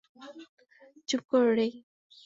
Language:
Bangla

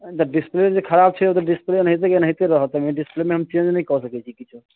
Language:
Maithili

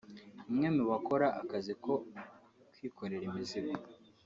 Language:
Kinyarwanda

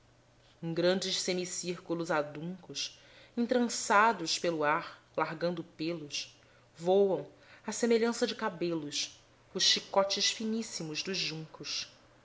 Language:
Portuguese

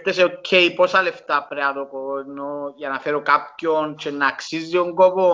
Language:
Greek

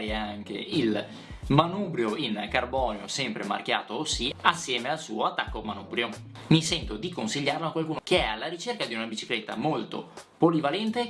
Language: Italian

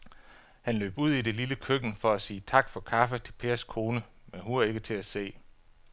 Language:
Danish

